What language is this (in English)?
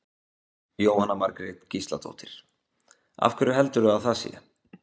Icelandic